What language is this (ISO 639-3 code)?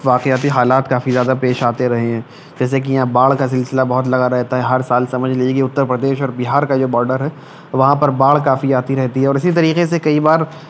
urd